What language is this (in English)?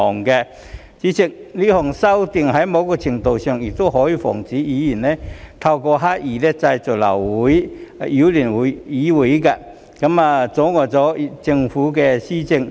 Cantonese